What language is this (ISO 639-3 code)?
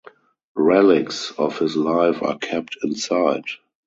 eng